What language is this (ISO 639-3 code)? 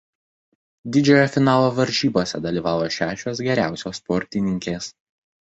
lit